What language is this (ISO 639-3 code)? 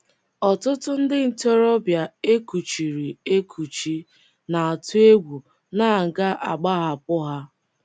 ibo